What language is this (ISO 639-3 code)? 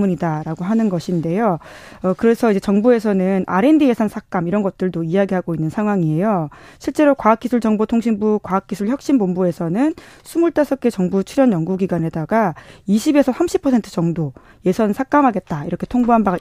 kor